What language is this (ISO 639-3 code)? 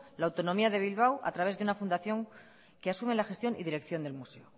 spa